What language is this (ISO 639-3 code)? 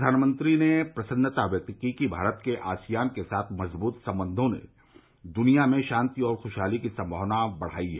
hin